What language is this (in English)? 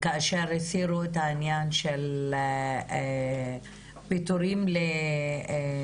Hebrew